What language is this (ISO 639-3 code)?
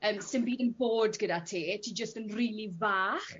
cym